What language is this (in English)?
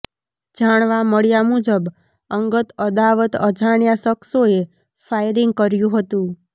Gujarati